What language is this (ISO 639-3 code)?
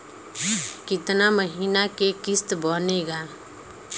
bho